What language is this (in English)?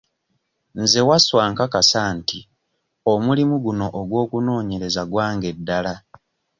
Ganda